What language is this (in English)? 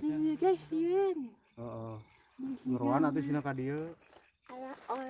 Indonesian